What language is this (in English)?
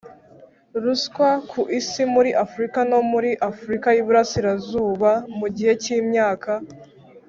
Kinyarwanda